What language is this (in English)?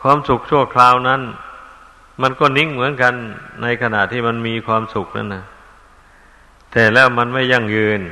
Thai